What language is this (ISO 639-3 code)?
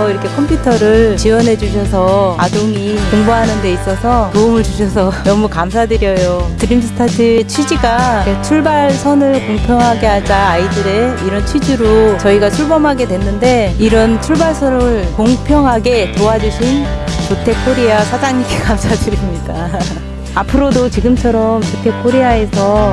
kor